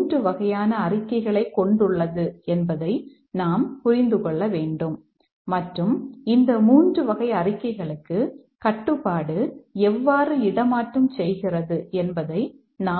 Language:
Tamil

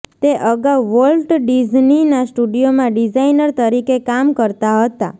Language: Gujarati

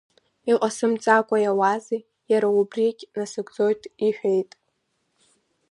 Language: Abkhazian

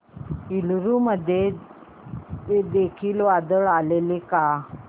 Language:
Marathi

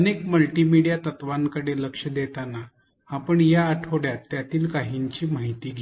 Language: Marathi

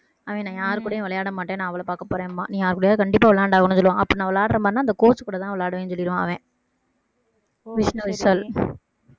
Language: Tamil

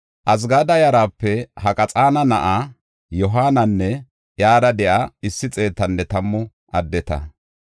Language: Gofa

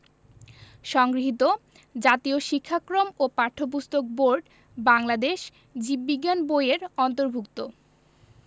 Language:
Bangla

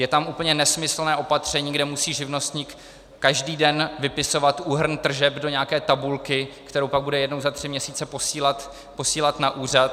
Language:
Czech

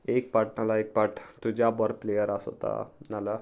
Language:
Konkani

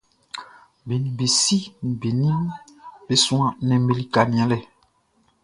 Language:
Baoulé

